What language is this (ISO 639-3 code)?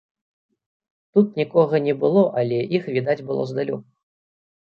bel